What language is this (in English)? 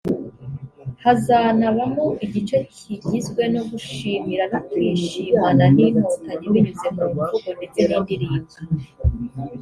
Kinyarwanda